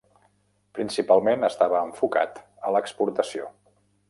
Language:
Catalan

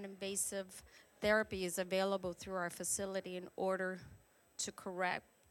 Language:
English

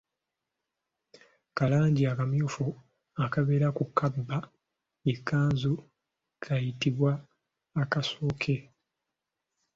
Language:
Ganda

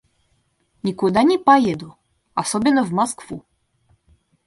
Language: Russian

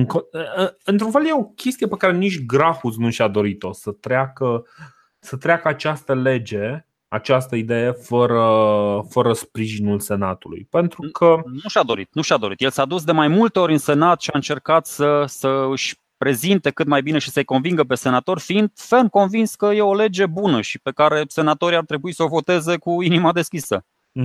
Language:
Romanian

